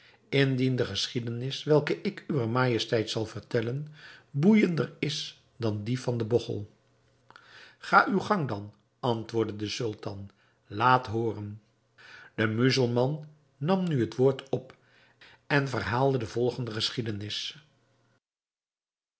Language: Dutch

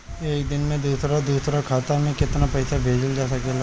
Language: Bhojpuri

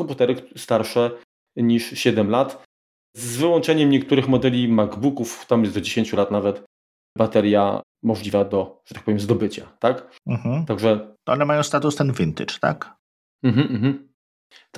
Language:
Polish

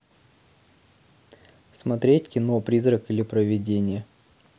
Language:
Russian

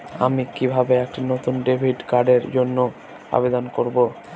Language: Bangla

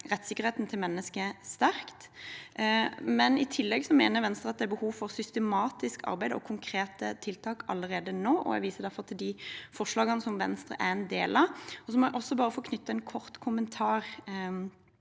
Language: Norwegian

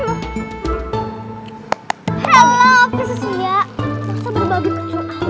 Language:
Indonesian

